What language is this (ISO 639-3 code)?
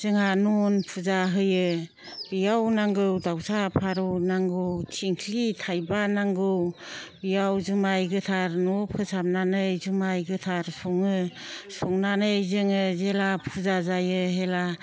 brx